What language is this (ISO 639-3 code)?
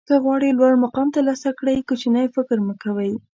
pus